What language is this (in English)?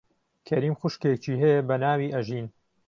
Central Kurdish